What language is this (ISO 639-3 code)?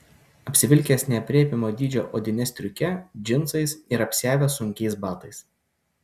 lit